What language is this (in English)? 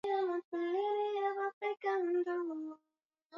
Swahili